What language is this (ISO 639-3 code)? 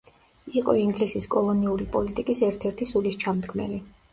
kat